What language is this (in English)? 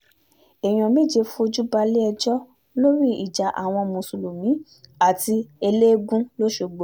Yoruba